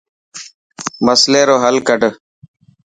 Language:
Dhatki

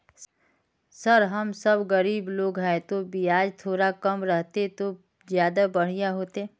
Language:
Magahi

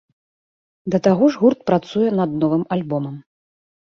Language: Belarusian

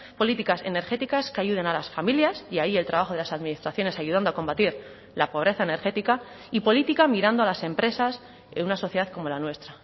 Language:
Spanish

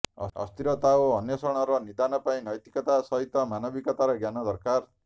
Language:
Odia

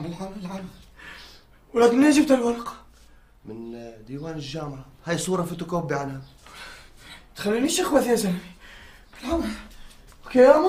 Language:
Arabic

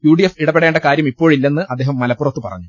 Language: Malayalam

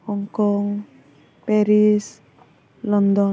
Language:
Bodo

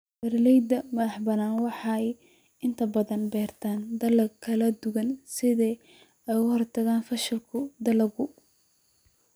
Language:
Somali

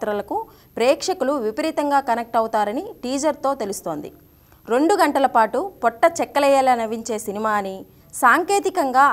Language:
Telugu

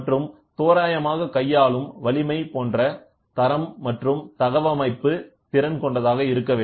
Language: Tamil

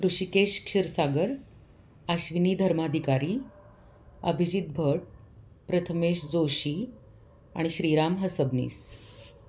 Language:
Marathi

